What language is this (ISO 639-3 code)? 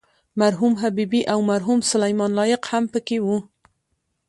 pus